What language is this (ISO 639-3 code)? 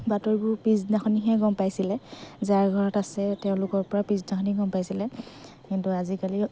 asm